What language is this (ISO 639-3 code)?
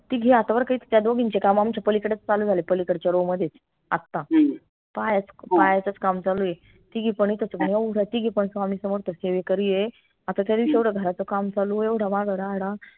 mar